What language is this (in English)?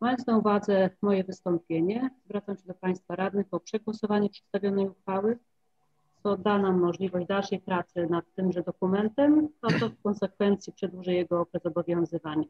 Polish